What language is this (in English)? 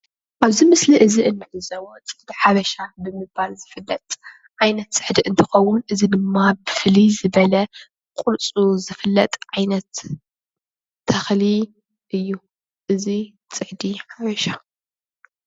Tigrinya